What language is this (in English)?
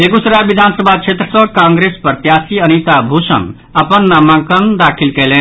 Maithili